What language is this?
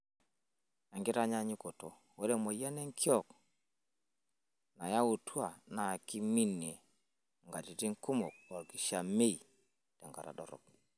Masai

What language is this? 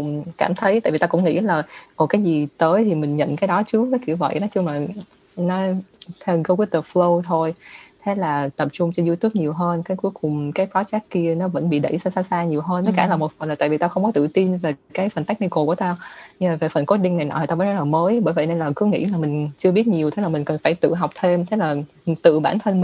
Vietnamese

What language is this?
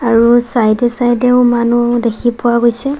Assamese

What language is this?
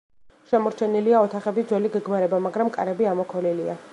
Georgian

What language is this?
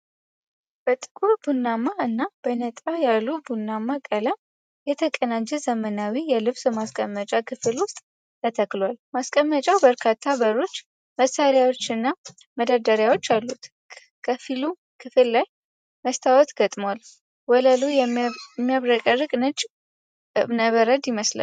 Amharic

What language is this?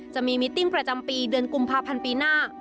Thai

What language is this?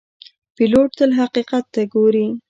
Pashto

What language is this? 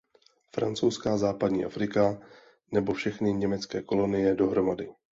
Czech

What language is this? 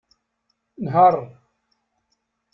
Kabyle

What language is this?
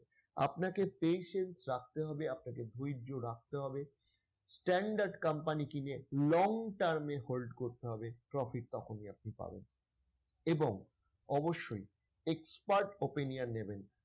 Bangla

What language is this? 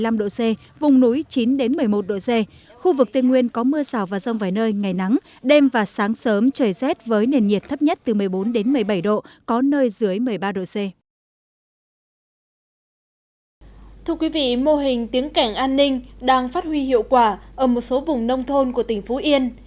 Vietnamese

